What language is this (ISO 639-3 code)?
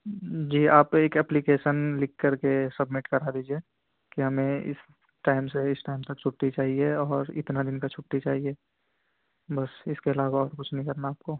urd